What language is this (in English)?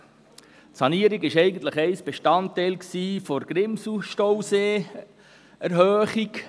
Swiss German